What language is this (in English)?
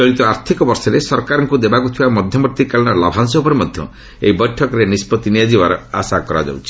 Odia